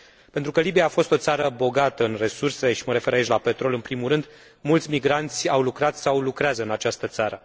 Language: Romanian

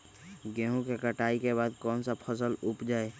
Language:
Magahi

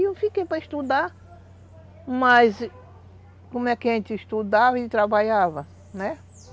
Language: Portuguese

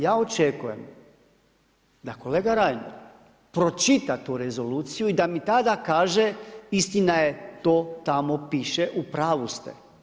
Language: Croatian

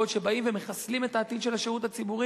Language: Hebrew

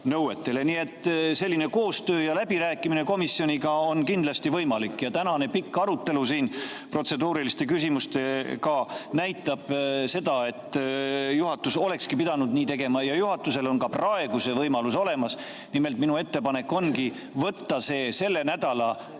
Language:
Estonian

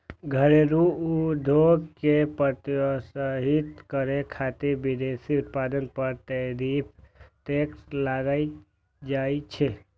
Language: Maithili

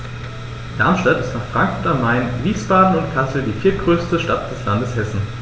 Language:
German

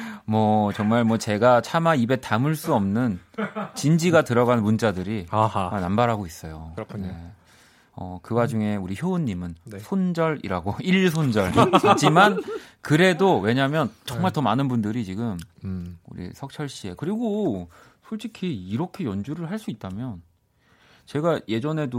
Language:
Korean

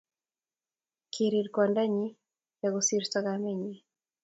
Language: Kalenjin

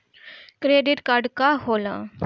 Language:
Bhojpuri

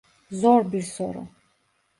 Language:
Turkish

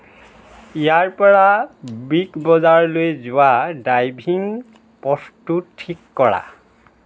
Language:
Assamese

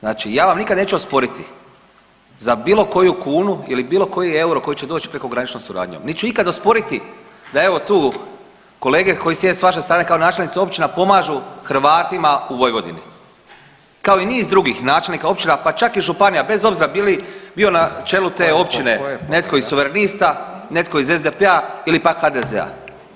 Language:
Croatian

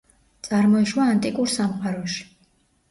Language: Georgian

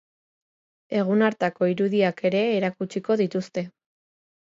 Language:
Basque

